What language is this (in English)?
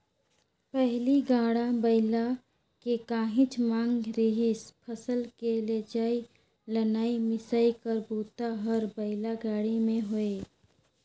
Chhattisgarhi